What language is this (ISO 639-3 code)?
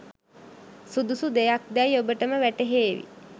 sin